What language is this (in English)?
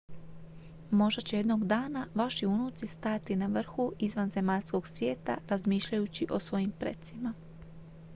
Croatian